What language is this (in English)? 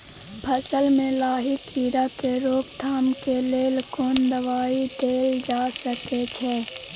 Maithili